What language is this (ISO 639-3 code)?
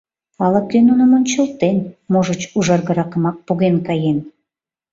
chm